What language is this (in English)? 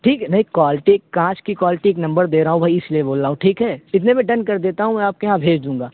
Urdu